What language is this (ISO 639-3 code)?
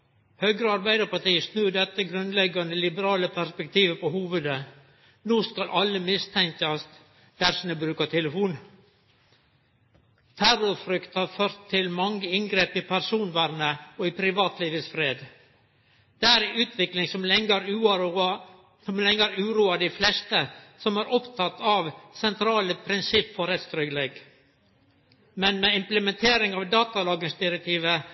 nno